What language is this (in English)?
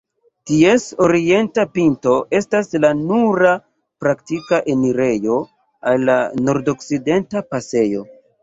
Esperanto